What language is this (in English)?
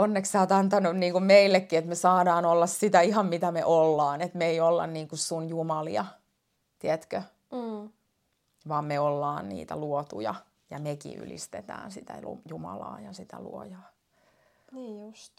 Finnish